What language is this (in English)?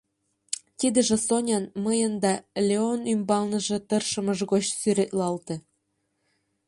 Mari